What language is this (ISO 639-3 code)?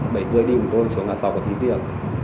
vie